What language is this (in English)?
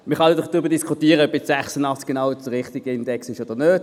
Swiss German